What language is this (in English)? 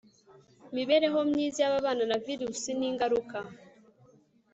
Kinyarwanda